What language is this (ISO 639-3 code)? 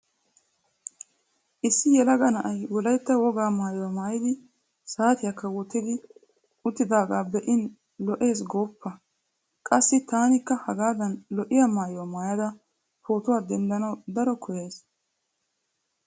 wal